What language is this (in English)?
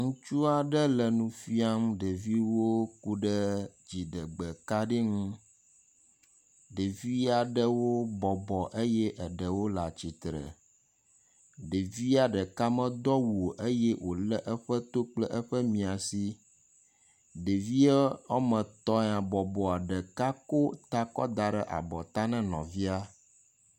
Ewe